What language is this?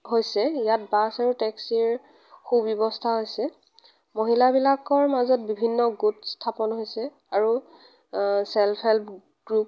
Assamese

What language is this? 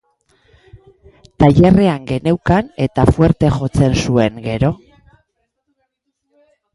Basque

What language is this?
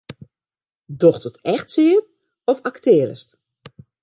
Western Frisian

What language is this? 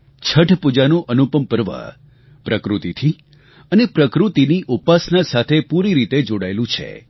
Gujarati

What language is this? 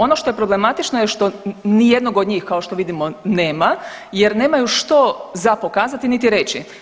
Croatian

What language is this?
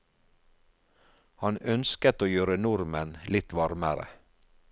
Norwegian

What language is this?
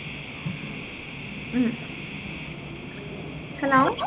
Malayalam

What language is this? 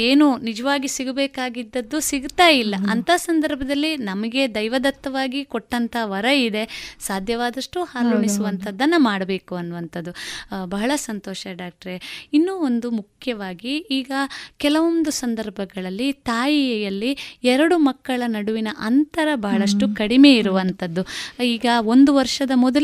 Kannada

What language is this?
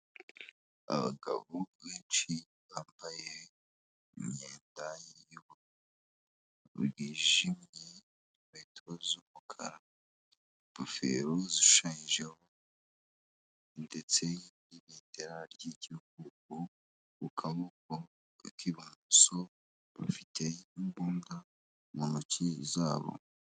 Kinyarwanda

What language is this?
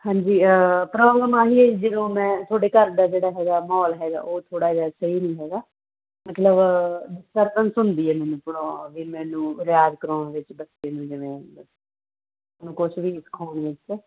Punjabi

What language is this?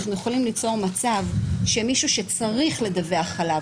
Hebrew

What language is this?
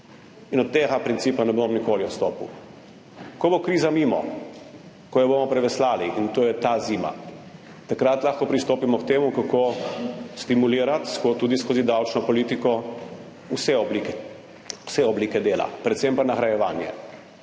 Slovenian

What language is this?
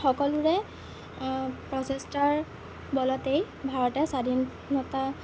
Assamese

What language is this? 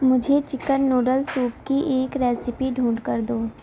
Urdu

